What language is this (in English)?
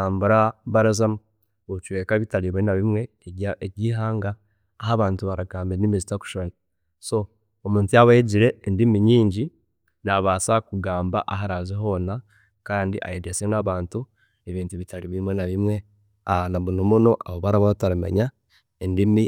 Chiga